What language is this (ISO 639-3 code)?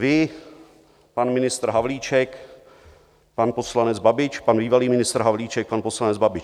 ces